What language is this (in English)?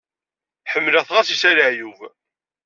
Kabyle